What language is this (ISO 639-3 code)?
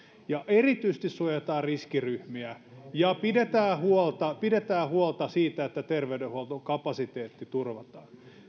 fin